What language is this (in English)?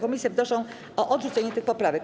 Polish